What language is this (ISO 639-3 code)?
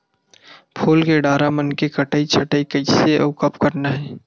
hne